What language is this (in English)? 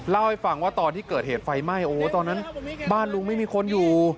Thai